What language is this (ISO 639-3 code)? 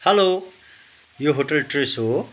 nep